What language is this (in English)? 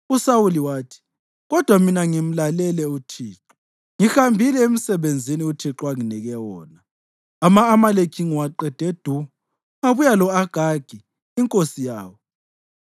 North Ndebele